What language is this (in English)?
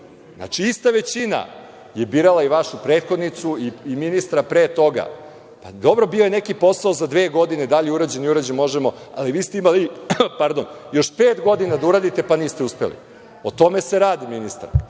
Serbian